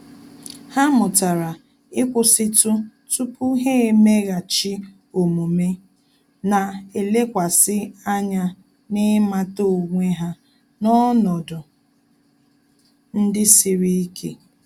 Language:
Igbo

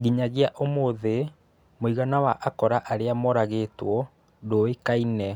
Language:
Kikuyu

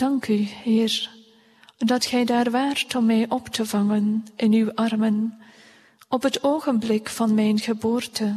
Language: Dutch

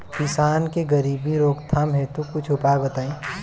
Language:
Bhojpuri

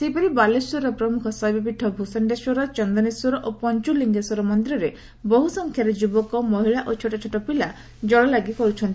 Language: Odia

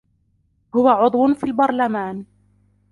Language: Arabic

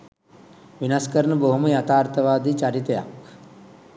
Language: Sinhala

